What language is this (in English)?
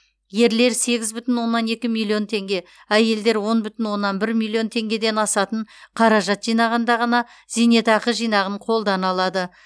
Kazakh